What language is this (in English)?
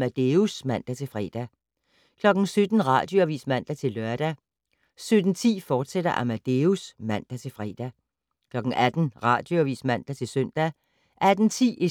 Danish